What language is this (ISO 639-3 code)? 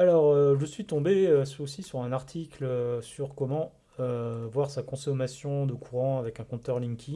fra